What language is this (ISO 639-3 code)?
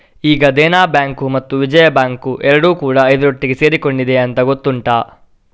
kan